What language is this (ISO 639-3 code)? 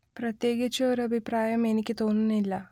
mal